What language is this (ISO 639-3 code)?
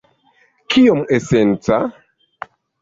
epo